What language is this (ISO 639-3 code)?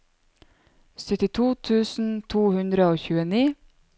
nor